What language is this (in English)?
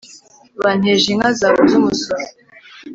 Kinyarwanda